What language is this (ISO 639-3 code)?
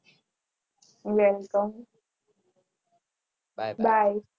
guj